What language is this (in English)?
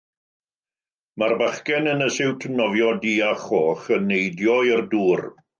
Welsh